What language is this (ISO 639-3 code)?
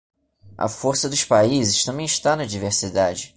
por